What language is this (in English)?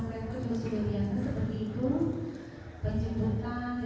Indonesian